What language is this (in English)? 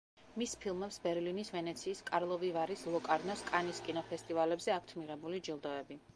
Georgian